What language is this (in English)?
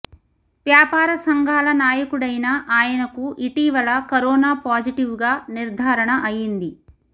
Telugu